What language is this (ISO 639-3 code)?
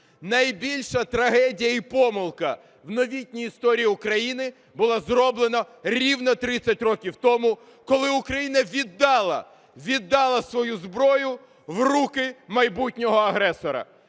ukr